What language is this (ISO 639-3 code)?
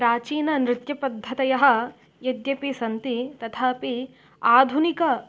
san